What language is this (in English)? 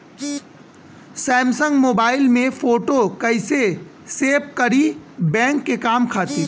Bhojpuri